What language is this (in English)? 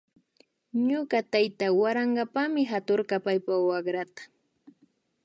Imbabura Highland Quichua